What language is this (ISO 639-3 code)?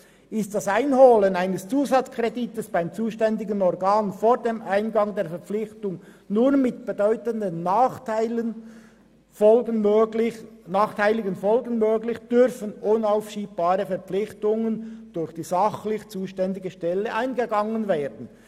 gsw